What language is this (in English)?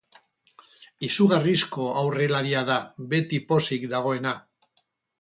Basque